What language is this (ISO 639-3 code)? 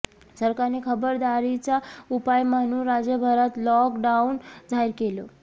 mar